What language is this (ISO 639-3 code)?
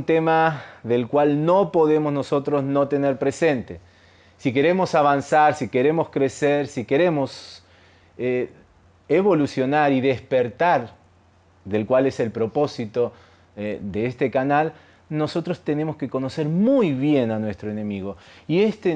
spa